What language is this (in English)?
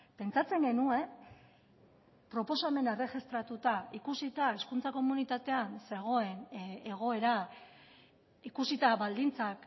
Basque